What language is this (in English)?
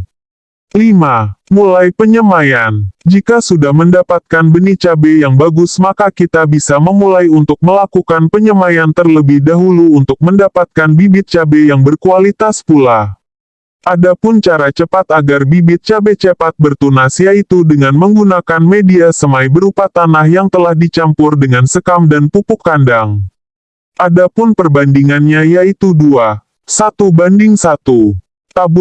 Indonesian